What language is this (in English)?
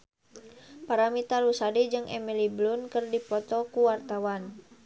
Sundanese